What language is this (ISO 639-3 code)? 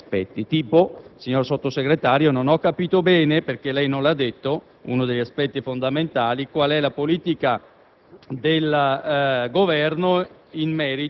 ita